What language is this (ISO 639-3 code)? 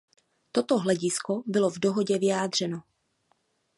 ces